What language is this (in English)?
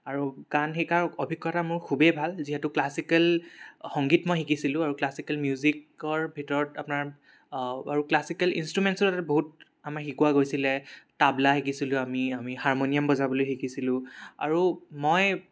Assamese